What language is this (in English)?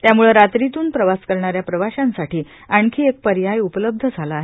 Marathi